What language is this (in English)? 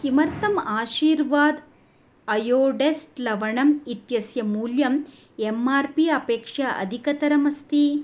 Sanskrit